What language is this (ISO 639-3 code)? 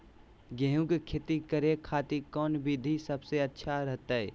mag